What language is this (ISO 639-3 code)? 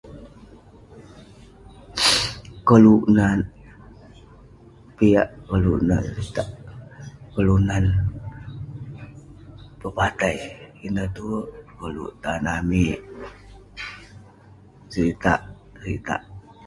pne